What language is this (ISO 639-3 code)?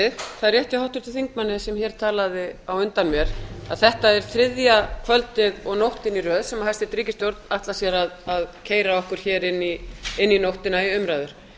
isl